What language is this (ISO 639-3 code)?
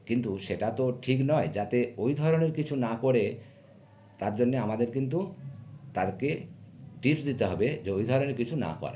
ben